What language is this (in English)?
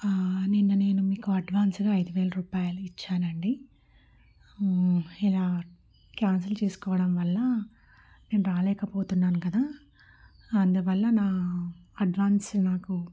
Telugu